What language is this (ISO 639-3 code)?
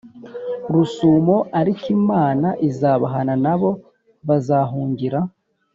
kin